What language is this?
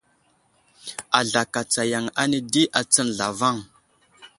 Wuzlam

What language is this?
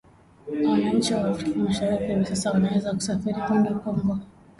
Swahili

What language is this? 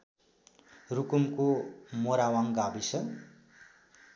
Nepali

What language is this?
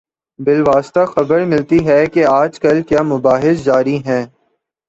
Urdu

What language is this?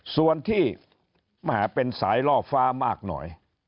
Thai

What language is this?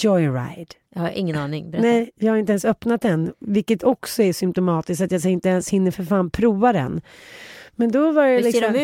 Swedish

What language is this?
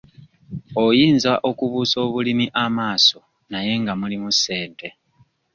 Ganda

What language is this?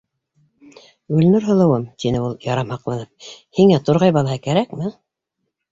Bashkir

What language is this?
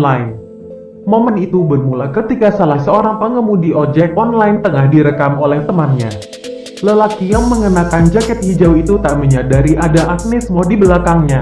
Indonesian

